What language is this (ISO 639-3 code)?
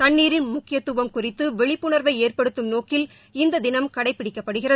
tam